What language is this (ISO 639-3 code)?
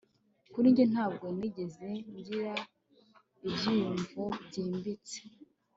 kin